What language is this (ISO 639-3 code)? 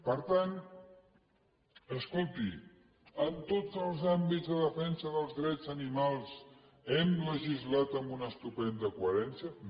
cat